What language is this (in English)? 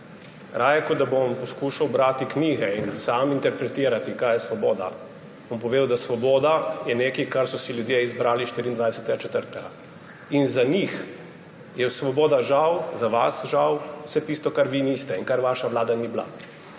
Slovenian